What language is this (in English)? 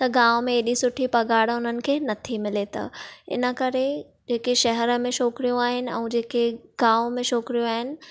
Sindhi